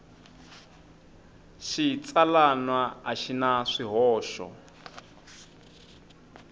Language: Tsonga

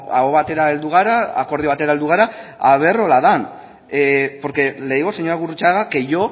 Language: Basque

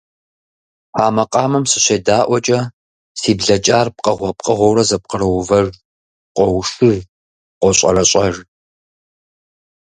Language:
Kabardian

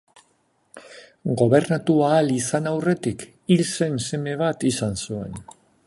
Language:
Basque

